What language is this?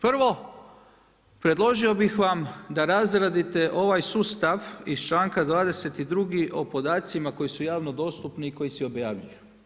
Croatian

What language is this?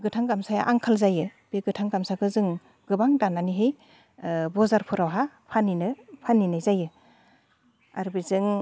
Bodo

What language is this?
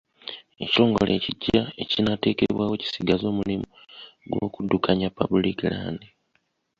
Ganda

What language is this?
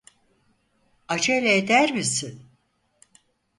Turkish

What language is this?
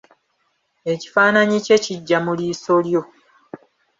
Ganda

